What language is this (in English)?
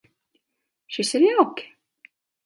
Latvian